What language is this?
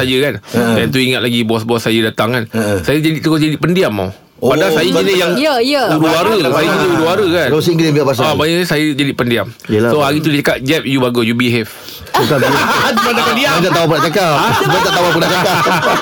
Malay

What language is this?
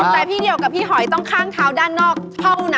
Thai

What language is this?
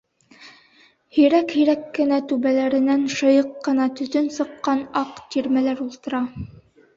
Bashkir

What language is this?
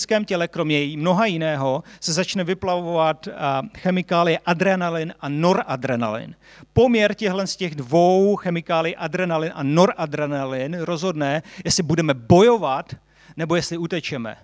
Czech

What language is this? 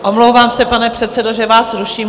Czech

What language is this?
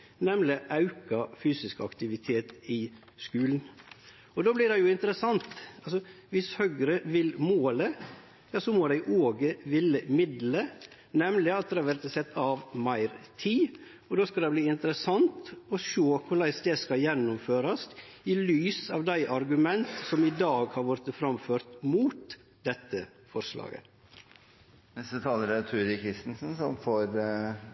Norwegian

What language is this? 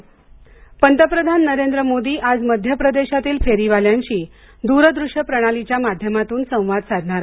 Marathi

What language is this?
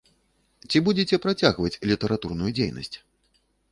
Belarusian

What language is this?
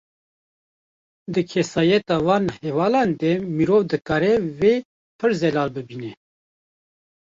Kurdish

